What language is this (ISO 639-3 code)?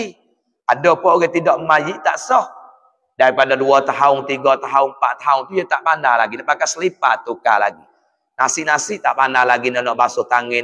msa